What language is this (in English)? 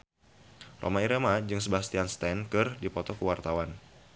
Sundanese